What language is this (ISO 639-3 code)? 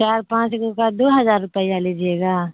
urd